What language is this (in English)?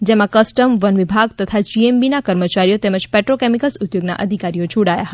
Gujarati